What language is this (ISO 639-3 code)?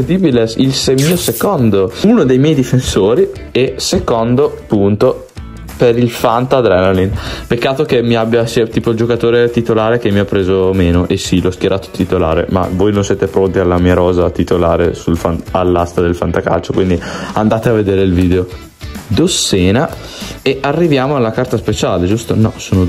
ita